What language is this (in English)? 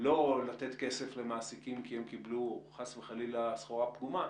Hebrew